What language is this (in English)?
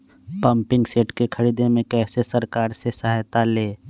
Magahi